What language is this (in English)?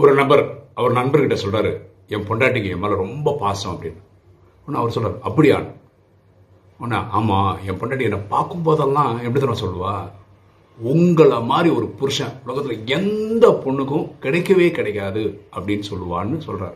Tamil